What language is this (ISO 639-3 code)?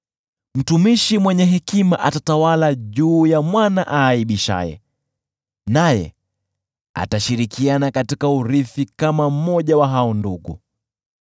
swa